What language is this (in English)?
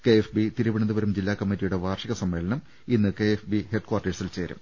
Malayalam